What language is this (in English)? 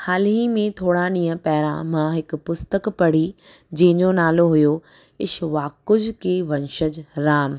Sindhi